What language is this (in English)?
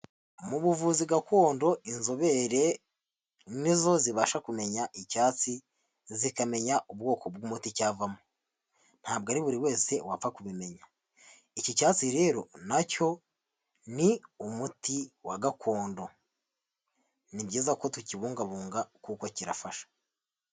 Kinyarwanda